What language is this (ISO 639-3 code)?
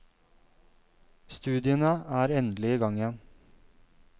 nor